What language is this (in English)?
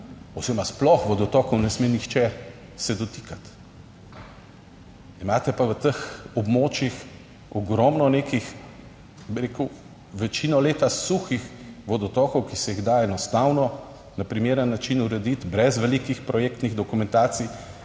Slovenian